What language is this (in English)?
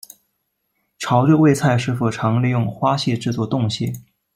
Chinese